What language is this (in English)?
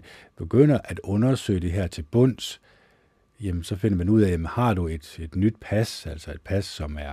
Danish